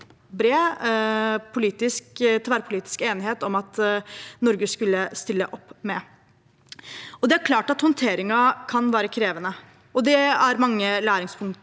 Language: Norwegian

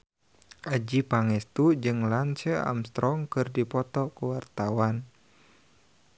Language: Sundanese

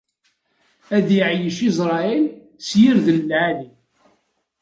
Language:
Kabyle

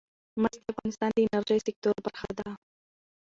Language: Pashto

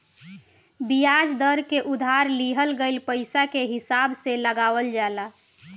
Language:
Bhojpuri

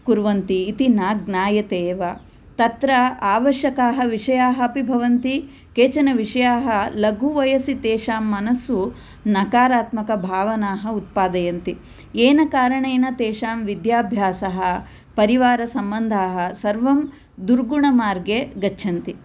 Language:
Sanskrit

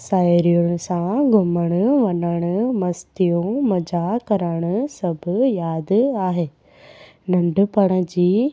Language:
Sindhi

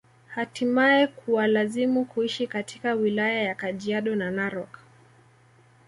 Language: Swahili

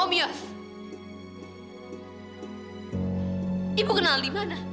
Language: Indonesian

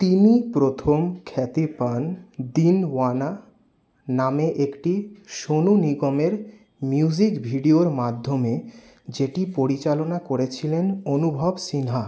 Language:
Bangla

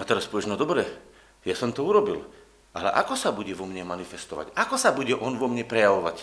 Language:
Slovak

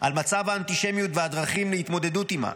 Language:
Hebrew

